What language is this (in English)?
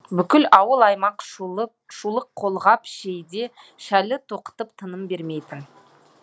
Kazakh